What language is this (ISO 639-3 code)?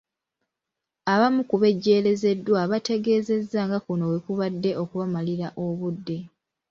lug